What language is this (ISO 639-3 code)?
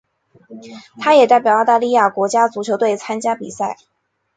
zho